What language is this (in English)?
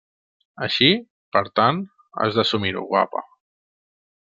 Catalan